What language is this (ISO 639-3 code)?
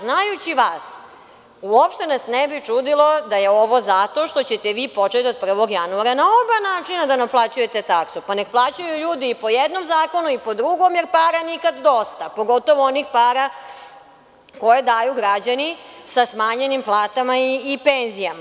srp